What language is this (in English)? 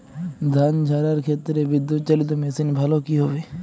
Bangla